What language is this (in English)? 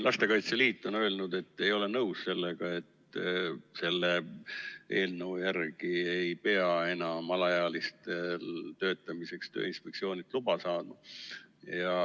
Estonian